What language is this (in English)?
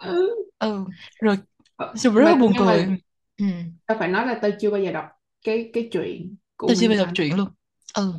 Vietnamese